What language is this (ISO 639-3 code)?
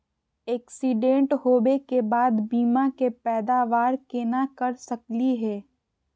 mag